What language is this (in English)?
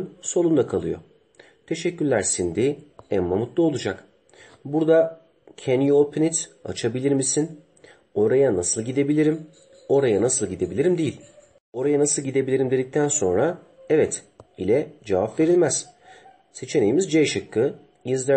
Turkish